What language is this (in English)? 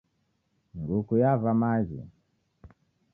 Taita